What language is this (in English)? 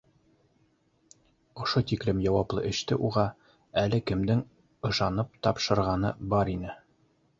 Bashkir